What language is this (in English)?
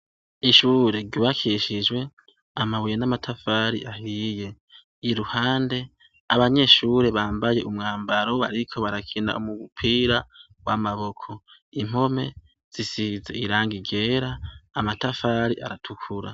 Rundi